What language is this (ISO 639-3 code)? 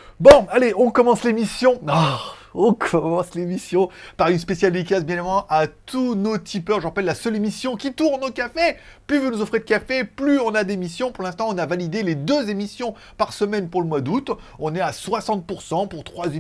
fra